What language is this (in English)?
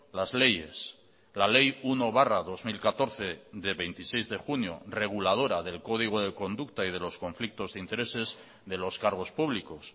Spanish